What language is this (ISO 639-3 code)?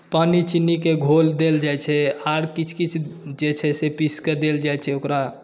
mai